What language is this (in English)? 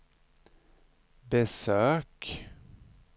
Swedish